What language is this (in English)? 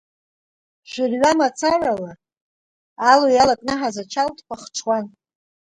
Abkhazian